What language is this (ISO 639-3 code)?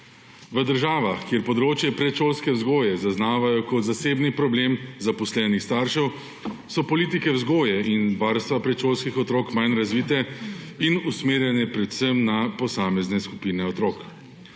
slv